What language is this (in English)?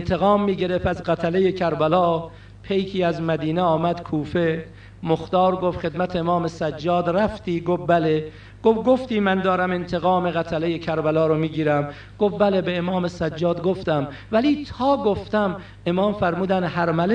Persian